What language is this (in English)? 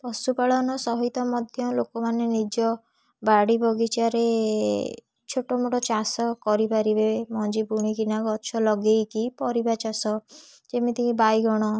Odia